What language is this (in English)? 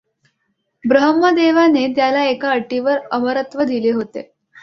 Marathi